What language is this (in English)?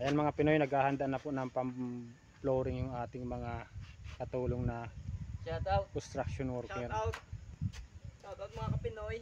Filipino